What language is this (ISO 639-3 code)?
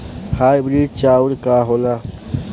bho